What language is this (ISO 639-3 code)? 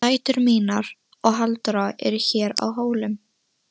isl